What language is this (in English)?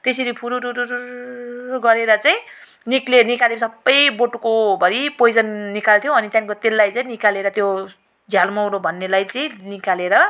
Nepali